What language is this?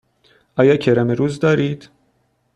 Persian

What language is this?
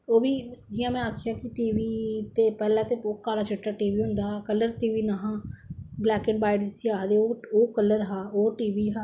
Dogri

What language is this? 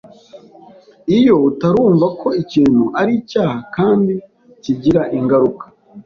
Kinyarwanda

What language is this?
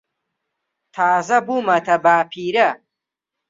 Central Kurdish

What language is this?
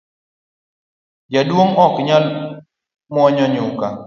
Luo (Kenya and Tanzania)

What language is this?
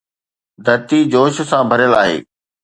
Sindhi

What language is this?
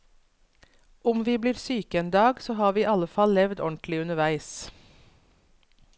Norwegian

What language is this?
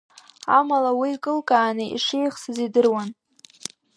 Abkhazian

